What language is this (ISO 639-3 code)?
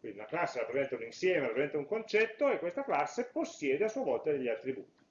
ita